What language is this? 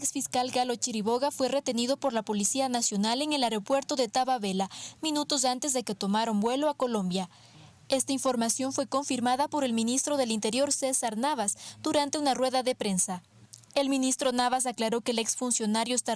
Spanish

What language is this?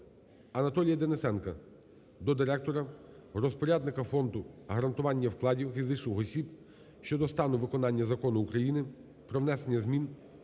Ukrainian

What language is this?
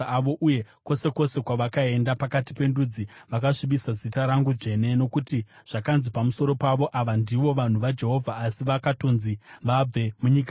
Shona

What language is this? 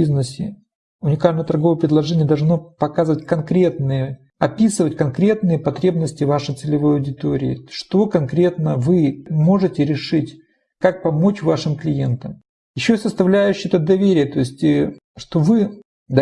Russian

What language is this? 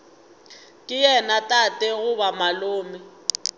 Northern Sotho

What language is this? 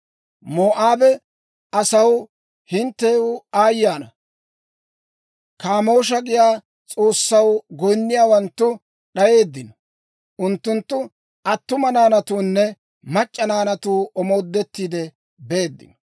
Dawro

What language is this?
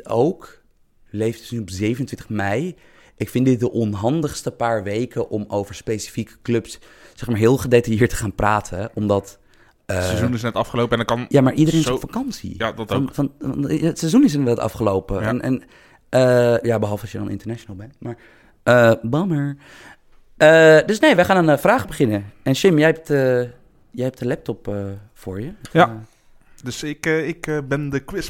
Dutch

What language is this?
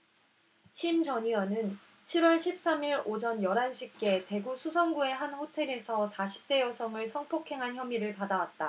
Korean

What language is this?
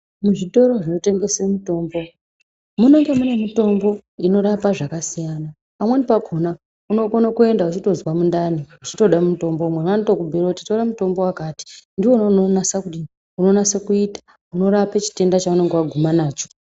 Ndau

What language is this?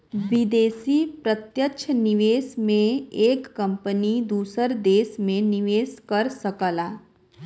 Bhojpuri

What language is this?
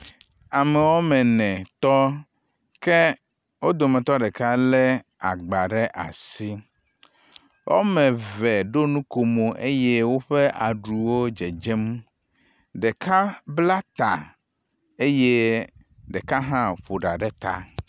Ewe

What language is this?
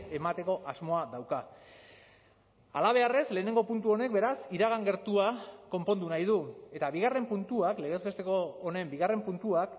Basque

